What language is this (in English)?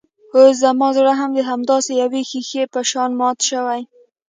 Pashto